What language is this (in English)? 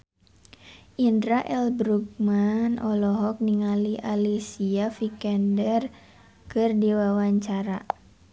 Sundanese